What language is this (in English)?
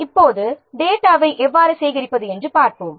Tamil